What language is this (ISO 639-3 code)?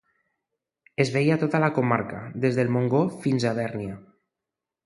cat